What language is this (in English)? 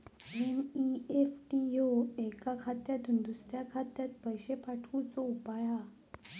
Marathi